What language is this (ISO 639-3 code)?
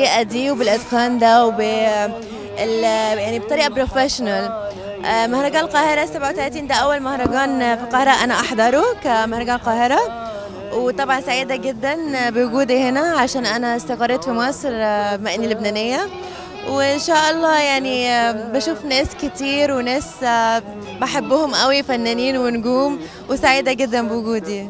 ara